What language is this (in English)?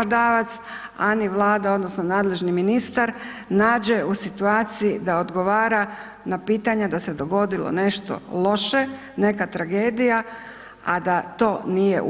Croatian